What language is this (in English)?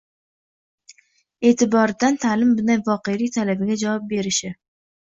Uzbek